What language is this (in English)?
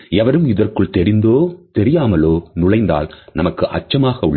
Tamil